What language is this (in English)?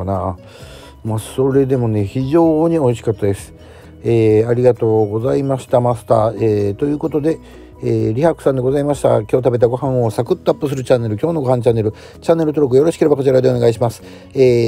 Japanese